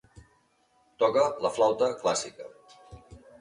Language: Catalan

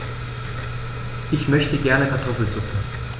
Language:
German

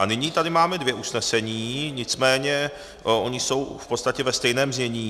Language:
Czech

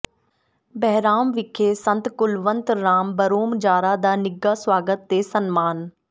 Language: Punjabi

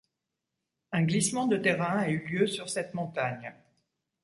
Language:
French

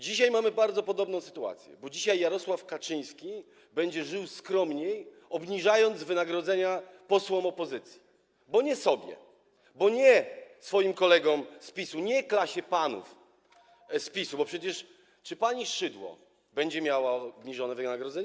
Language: Polish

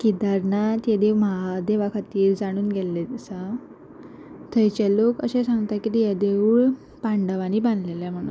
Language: Konkani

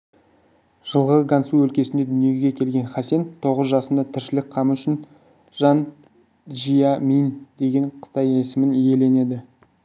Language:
Kazakh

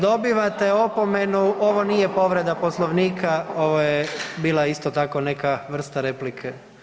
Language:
Croatian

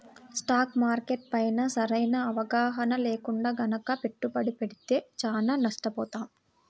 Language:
Telugu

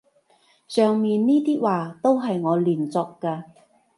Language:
Cantonese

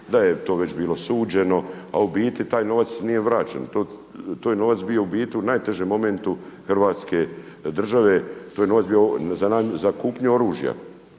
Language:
Croatian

